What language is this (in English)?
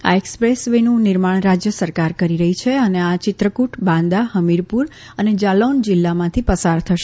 Gujarati